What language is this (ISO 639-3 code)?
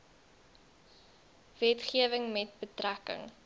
afr